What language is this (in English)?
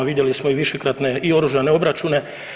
Croatian